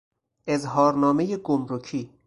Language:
Persian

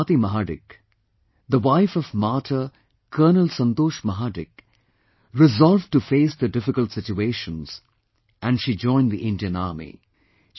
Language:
English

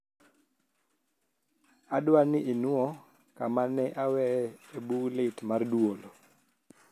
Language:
Luo (Kenya and Tanzania)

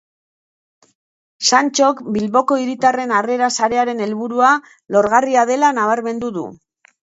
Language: Basque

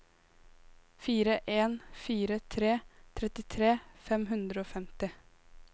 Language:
Norwegian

